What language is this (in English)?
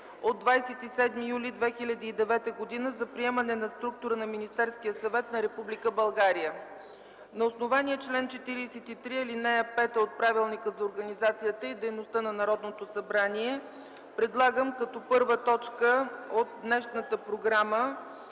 Bulgarian